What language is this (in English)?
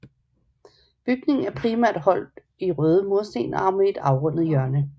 Danish